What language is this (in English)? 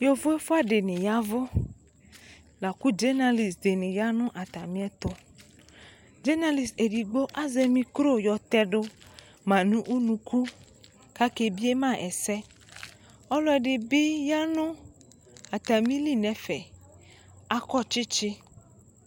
Ikposo